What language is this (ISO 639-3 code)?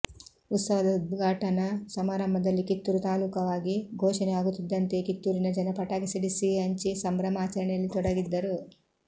kan